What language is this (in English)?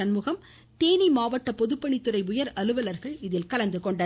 Tamil